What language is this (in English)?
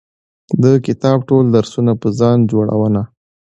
Pashto